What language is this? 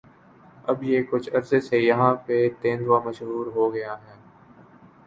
Urdu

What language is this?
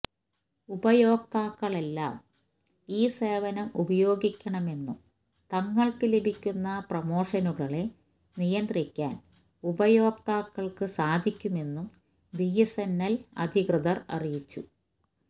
Malayalam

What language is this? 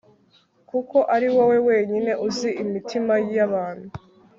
Kinyarwanda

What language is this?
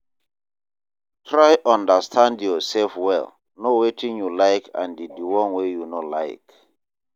Nigerian Pidgin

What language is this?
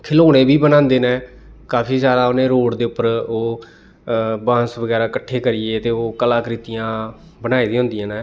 Dogri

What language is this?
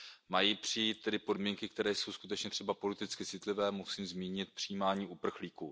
Czech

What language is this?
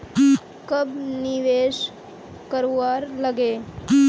Magahi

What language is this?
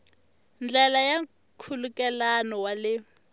Tsonga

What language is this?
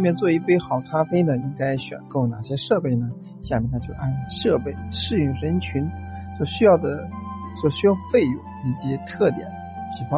Chinese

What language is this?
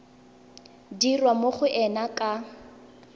Tswana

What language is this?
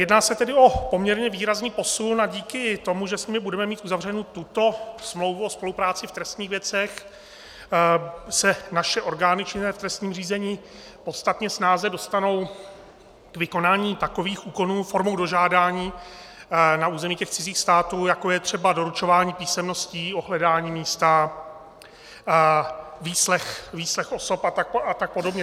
Czech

